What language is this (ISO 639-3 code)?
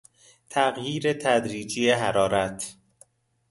fas